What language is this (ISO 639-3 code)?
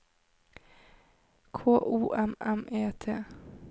nor